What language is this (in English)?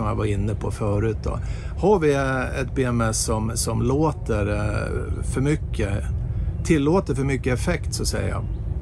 Swedish